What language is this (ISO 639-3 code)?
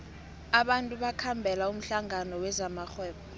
nbl